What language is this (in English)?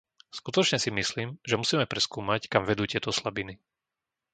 Slovak